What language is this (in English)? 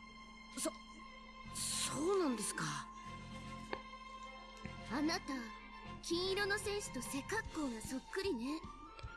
German